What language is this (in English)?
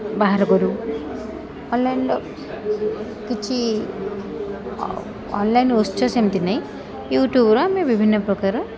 Odia